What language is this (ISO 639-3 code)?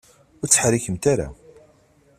kab